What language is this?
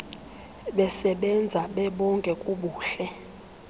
Xhosa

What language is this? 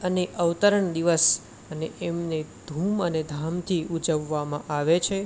Gujarati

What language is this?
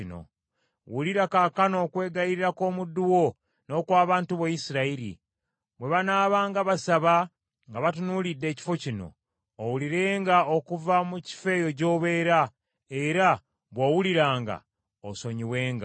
Ganda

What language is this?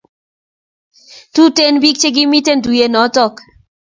Kalenjin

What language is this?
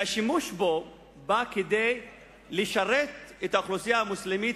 Hebrew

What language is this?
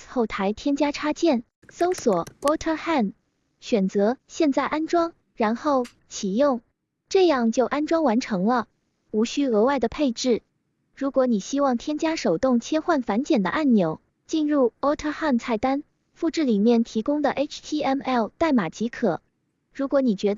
Chinese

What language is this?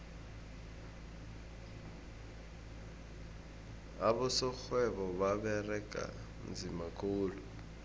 South Ndebele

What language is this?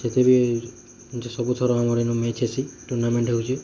Odia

